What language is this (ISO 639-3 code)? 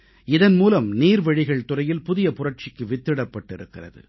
tam